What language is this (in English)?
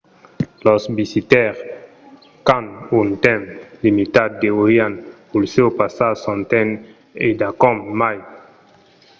Occitan